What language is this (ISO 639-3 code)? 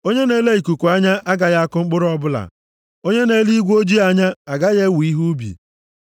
ibo